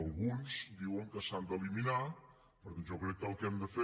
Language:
Catalan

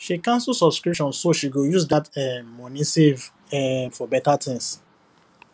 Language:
Nigerian Pidgin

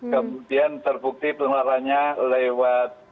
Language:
Indonesian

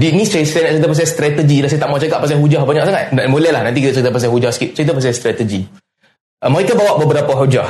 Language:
Malay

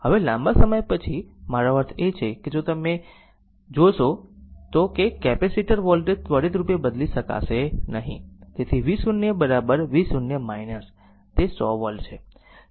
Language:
Gujarati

